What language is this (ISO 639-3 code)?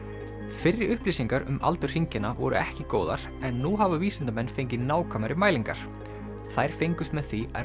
isl